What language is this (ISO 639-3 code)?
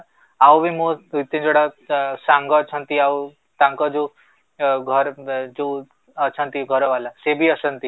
ori